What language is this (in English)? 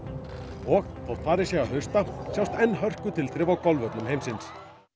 Icelandic